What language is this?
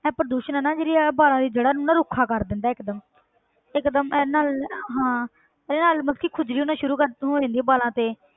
Punjabi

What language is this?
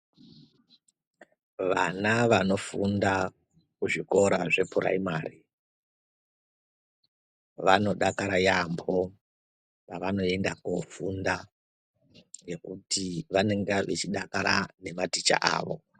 Ndau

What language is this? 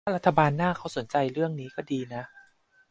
Thai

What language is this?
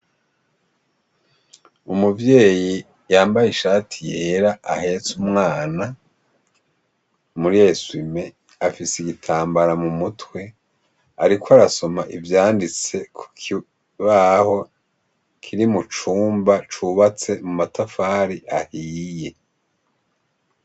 Rundi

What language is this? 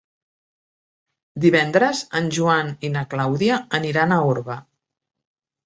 Catalan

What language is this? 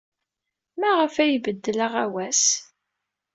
Kabyle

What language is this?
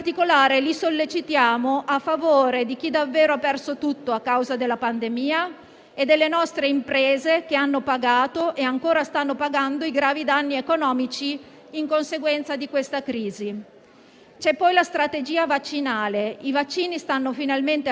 Italian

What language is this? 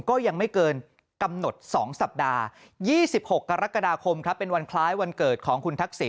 Thai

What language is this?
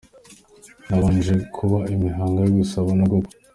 Kinyarwanda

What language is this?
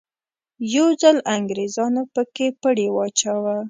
Pashto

